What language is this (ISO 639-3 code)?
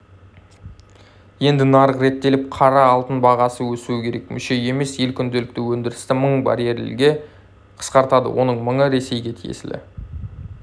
kaz